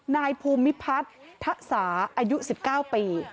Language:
Thai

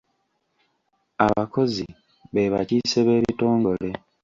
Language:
Ganda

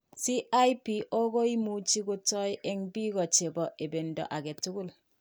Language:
Kalenjin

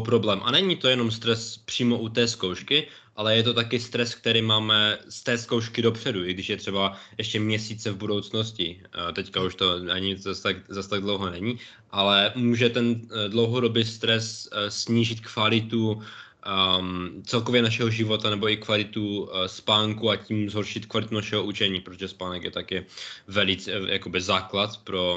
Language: Czech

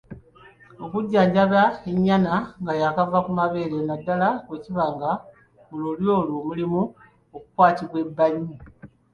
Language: Ganda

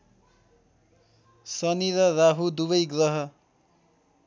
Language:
Nepali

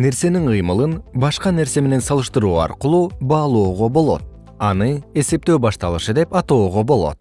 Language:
Kyrgyz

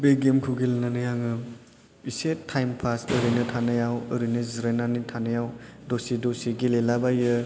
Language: Bodo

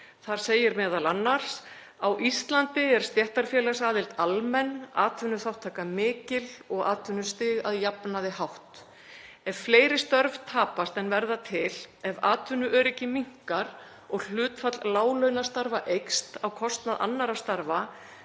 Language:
Icelandic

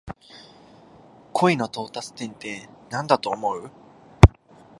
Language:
Japanese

